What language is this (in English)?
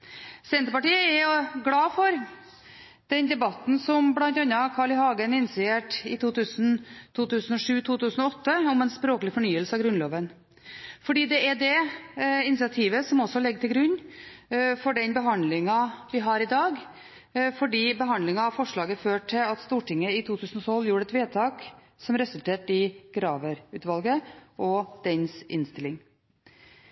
Norwegian Bokmål